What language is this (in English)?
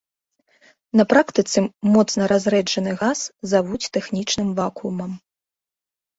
Belarusian